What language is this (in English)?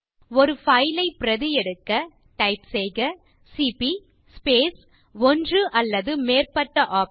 Tamil